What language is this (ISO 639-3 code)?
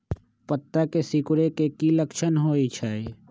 mag